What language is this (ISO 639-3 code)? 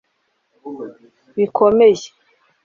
kin